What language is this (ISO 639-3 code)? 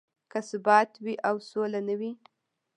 pus